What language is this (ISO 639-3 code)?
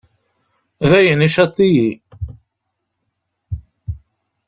kab